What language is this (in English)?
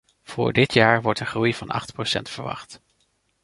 Dutch